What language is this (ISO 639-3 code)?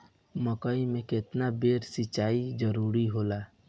bho